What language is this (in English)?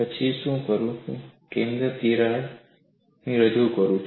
Gujarati